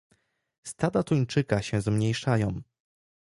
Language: Polish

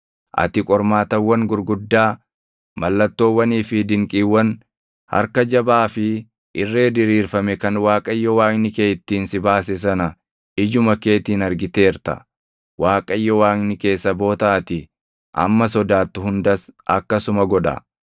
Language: Oromo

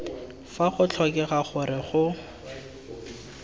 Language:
Tswana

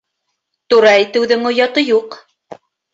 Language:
Bashkir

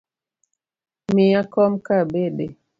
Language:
Luo (Kenya and Tanzania)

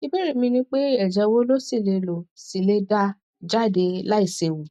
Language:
Yoruba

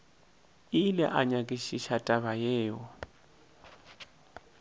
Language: Northern Sotho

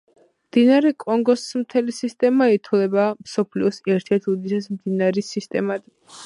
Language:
Georgian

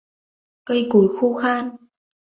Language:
Vietnamese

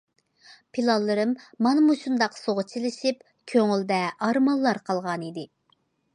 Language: Uyghur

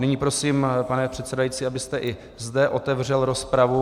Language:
Czech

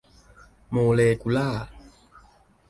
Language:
Thai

